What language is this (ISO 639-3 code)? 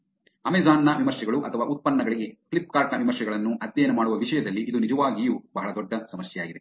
kan